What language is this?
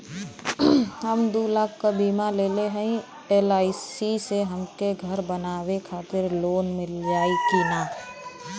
Bhojpuri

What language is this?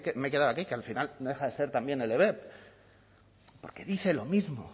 Spanish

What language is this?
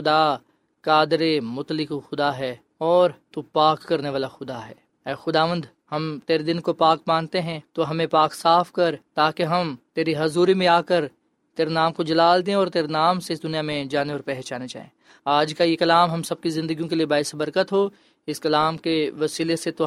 Urdu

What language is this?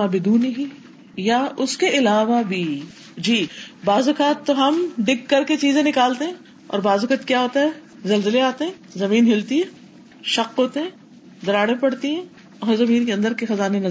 Urdu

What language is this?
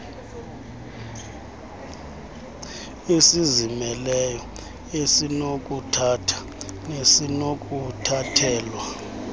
Xhosa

